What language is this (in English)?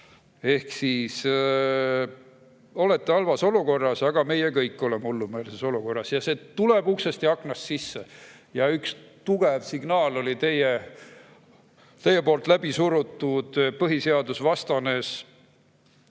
Estonian